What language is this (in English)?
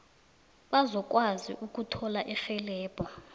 South Ndebele